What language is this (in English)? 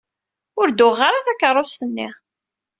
Kabyle